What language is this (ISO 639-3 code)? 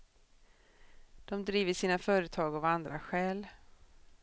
swe